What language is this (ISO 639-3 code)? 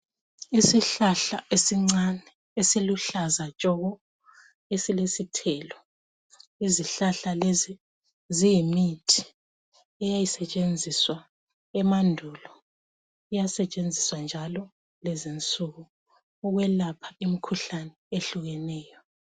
nde